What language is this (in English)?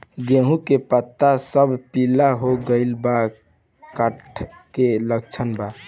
Bhojpuri